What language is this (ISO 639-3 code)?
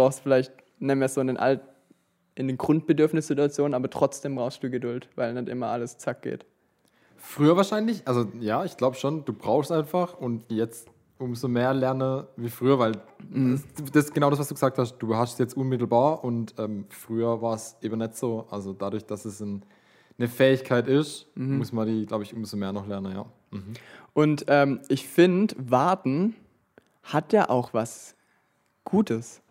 deu